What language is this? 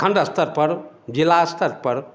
Maithili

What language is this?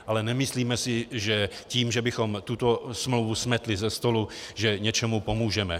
Czech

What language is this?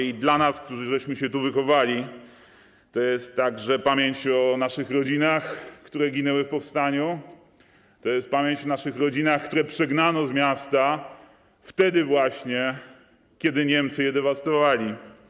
Polish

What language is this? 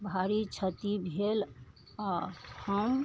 Maithili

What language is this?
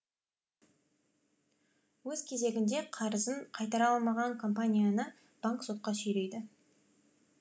Kazakh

